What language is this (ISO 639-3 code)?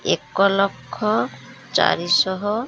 ori